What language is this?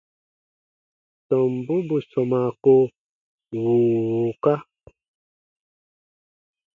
Baatonum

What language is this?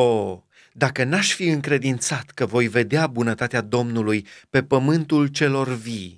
Romanian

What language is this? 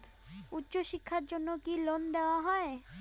Bangla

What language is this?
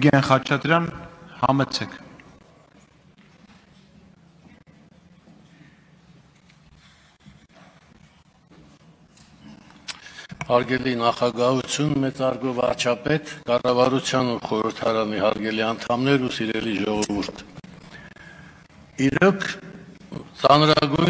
Romanian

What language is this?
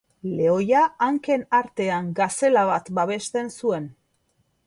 Basque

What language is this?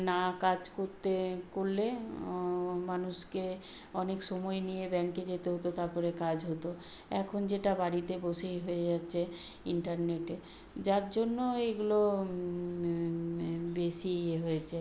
Bangla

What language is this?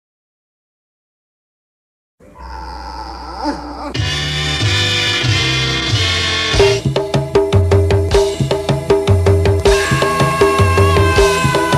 Indonesian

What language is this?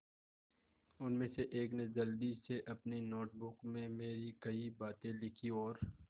Hindi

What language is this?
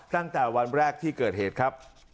Thai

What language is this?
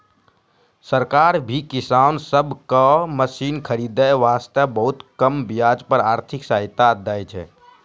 Maithili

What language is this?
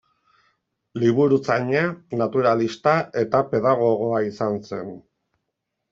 Basque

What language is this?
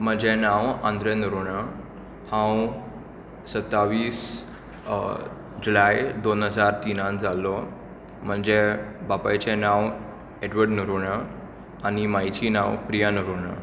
Konkani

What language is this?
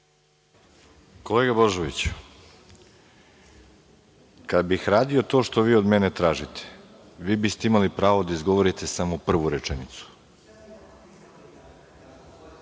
Serbian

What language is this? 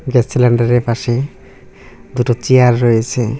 Bangla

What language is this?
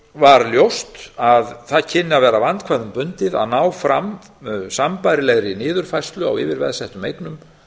Icelandic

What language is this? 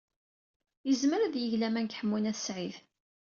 Kabyle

